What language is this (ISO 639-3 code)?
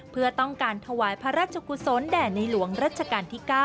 tha